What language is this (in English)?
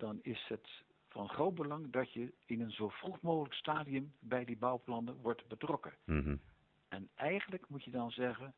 Dutch